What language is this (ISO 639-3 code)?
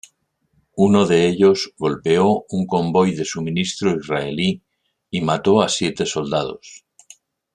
spa